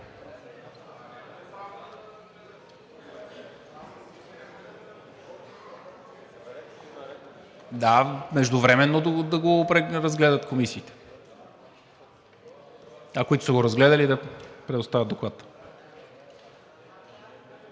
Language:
Bulgarian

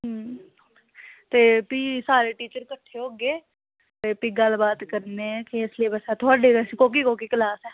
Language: Dogri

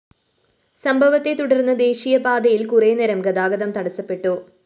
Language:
Malayalam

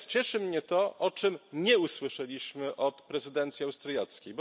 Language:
Polish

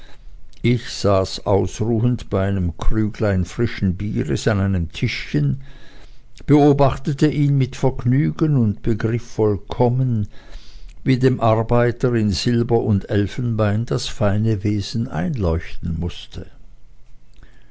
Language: German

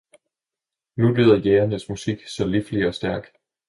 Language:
Danish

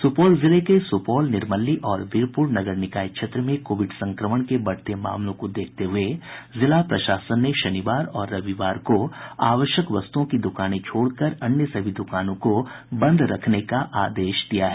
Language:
Hindi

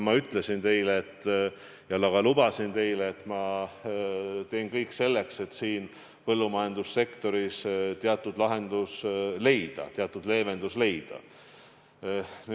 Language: Estonian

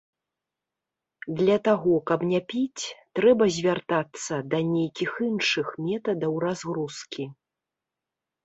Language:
Belarusian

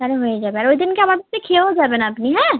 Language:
Bangla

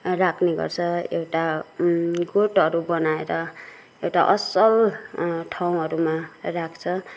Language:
Nepali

